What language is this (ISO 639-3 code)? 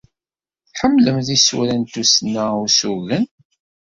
kab